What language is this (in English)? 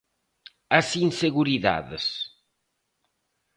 Galician